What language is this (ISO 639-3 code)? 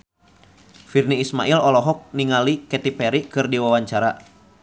sun